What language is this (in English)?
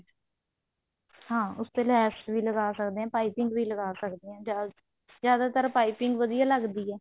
Punjabi